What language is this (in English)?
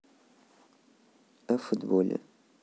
Russian